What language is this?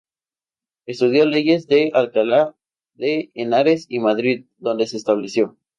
Spanish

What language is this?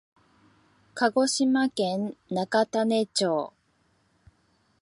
Japanese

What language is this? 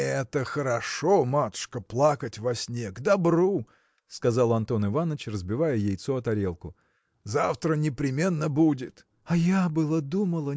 Russian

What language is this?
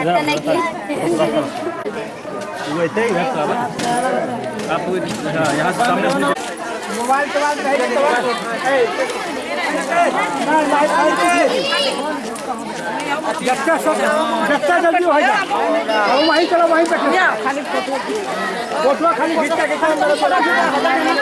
Hindi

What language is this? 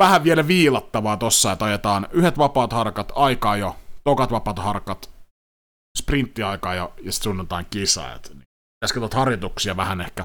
Finnish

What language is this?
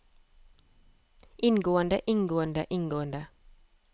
Norwegian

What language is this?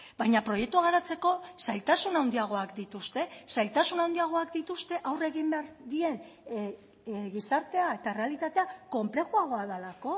Basque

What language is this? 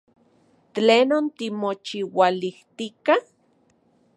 Central Puebla Nahuatl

